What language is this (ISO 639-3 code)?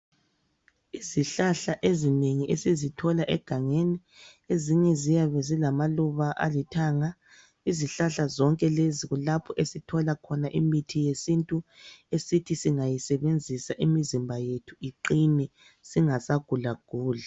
nde